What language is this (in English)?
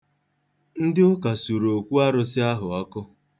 Igbo